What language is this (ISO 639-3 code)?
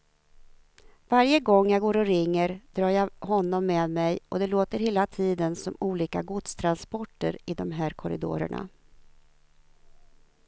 swe